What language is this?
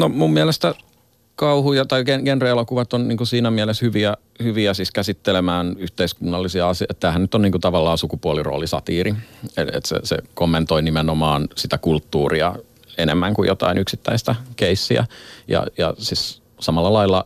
Finnish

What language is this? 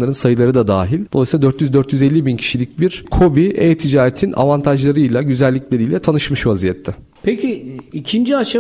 Turkish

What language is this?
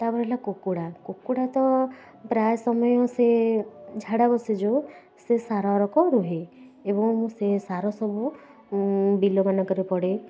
Odia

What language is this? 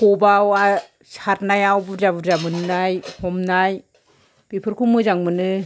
Bodo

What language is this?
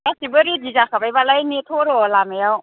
Bodo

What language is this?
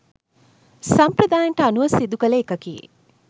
Sinhala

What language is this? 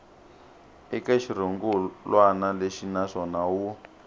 Tsonga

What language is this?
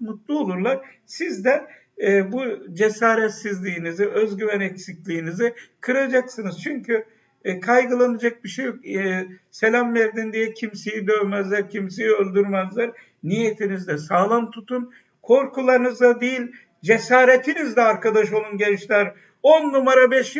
Turkish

